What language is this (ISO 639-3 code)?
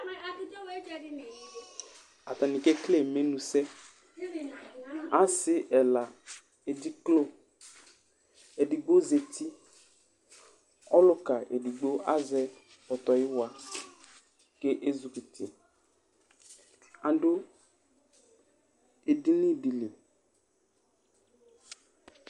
kpo